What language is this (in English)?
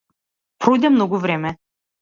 Macedonian